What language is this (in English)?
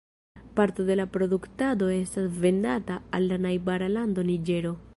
Esperanto